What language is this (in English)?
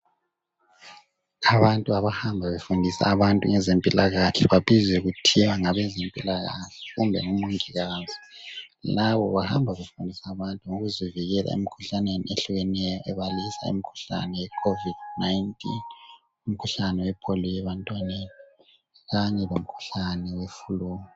North Ndebele